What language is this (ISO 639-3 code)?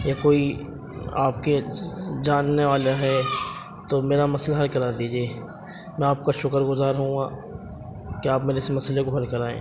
urd